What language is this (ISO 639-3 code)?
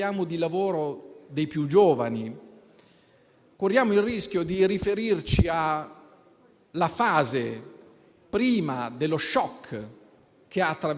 ita